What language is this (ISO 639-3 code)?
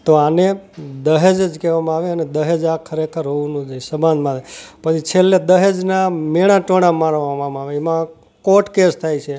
guj